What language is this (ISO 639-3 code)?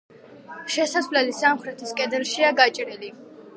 kat